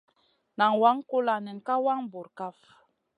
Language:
Masana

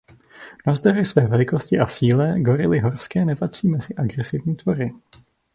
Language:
Czech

